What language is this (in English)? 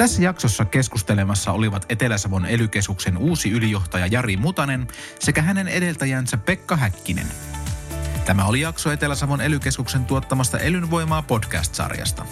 Finnish